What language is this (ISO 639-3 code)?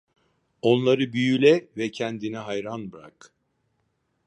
tur